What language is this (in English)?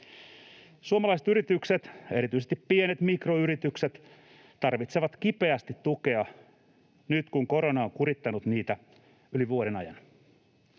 Finnish